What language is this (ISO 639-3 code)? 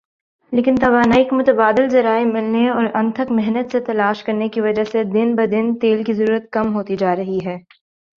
urd